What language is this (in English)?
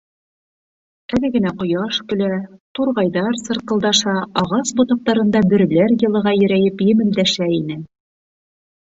Bashkir